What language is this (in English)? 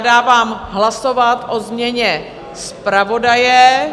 Czech